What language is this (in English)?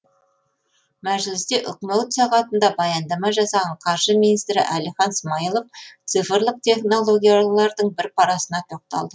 Kazakh